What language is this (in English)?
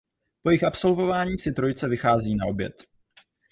Czech